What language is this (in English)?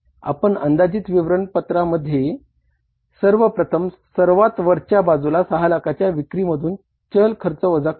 Marathi